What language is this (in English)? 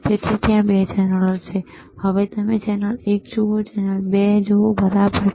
Gujarati